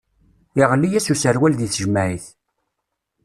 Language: Kabyle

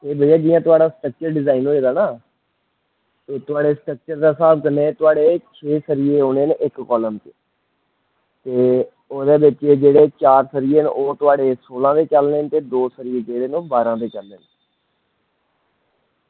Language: Dogri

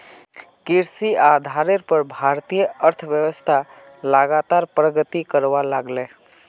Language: Magahi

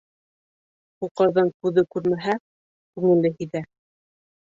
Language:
Bashkir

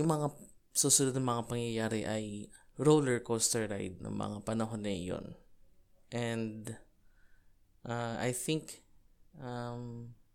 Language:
Filipino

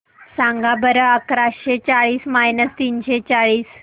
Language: Marathi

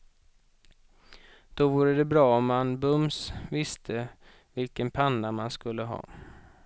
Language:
Swedish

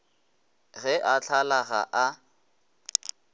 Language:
Northern Sotho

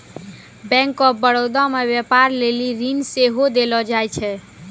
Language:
Maithili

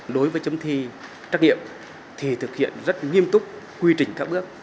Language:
Vietnamese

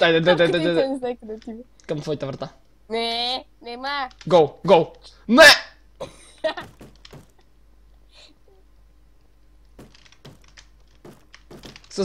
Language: Bulgarian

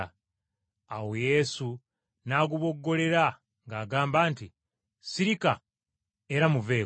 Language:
Ganda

